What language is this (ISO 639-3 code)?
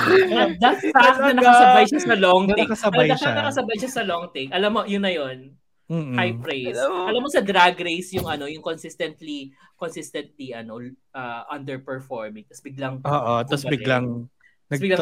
fil